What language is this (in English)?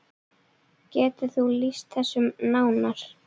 Icelandic